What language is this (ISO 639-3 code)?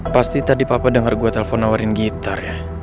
ind